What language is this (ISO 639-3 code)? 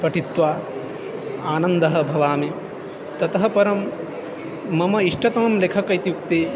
san